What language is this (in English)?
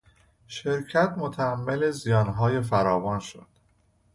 Persian